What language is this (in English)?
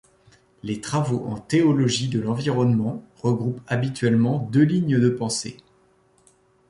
French